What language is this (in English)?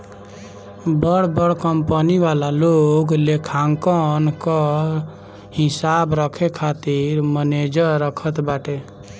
Bhojpuri